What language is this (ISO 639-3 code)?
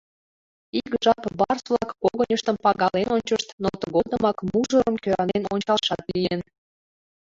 chm